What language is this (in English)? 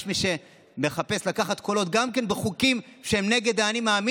Hebrew